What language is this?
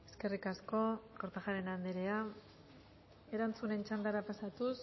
Basque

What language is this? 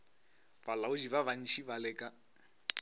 Northern Sotho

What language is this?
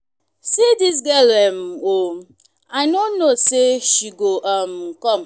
Nigerian Pidgin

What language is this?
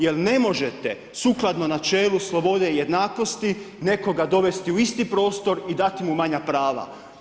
Croatian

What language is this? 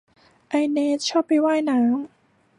Thai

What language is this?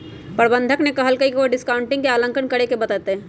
Magahi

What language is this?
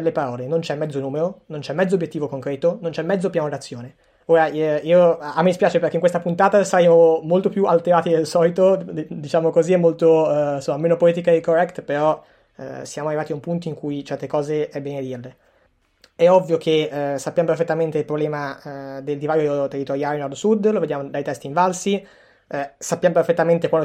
Italian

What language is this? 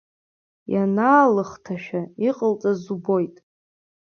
Abkhazian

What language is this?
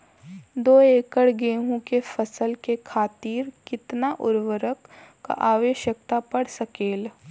Bhojpuri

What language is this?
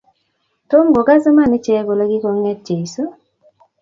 Kalenjin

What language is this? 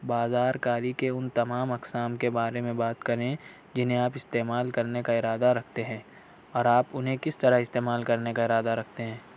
Urdu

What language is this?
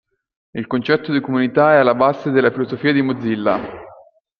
Italian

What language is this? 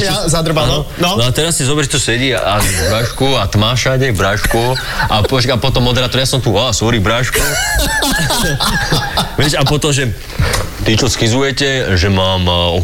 Slovak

